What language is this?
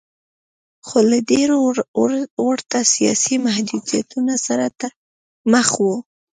Pashto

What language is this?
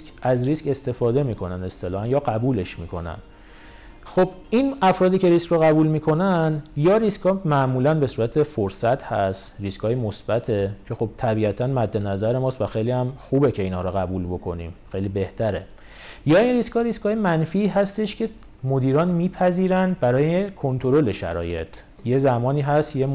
Persian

